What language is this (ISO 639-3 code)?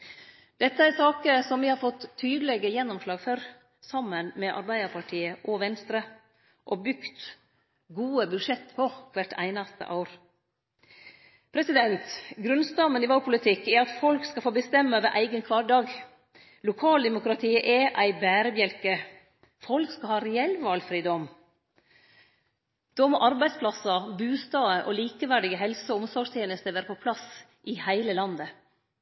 nno